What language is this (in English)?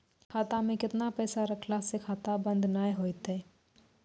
Maithili